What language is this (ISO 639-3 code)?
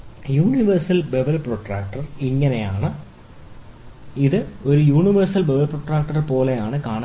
mal